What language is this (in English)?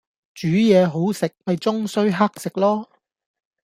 Cantonese